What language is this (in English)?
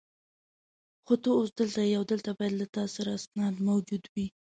Pashto